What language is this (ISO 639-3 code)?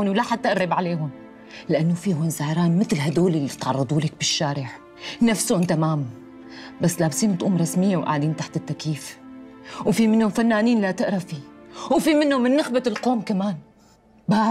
ara